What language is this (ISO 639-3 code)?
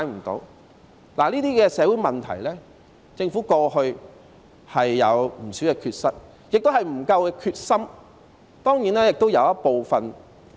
yue